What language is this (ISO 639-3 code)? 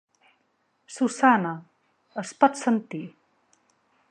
cat